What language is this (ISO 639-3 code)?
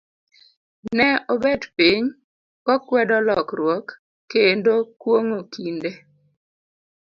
luo